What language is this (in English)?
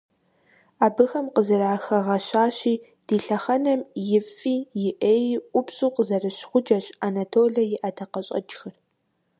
Kabardian